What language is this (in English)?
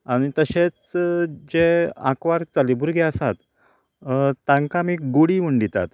Konkani